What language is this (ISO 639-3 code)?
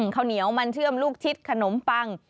tha